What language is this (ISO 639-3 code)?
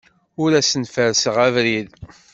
kab